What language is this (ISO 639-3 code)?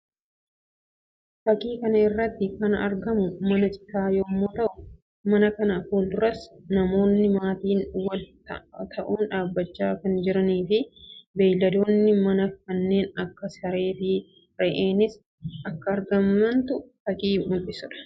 orm